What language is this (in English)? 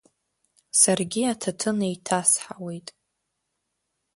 Abkhazian